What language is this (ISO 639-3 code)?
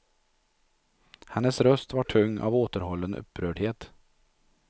swe